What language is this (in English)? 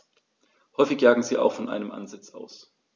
German